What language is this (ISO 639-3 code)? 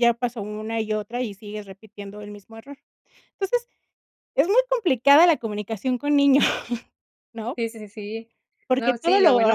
spa